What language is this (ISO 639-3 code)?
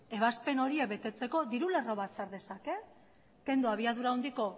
eus